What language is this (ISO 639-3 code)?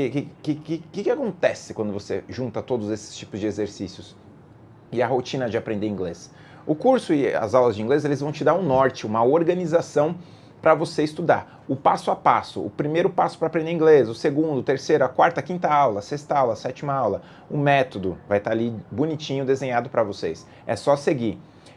por